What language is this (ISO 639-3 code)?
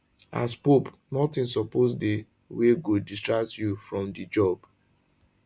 pcm